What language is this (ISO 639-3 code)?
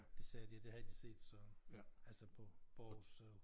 dan